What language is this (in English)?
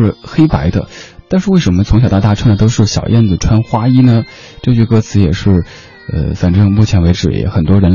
Chinese